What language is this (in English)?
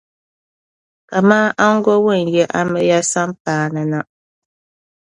Dagbani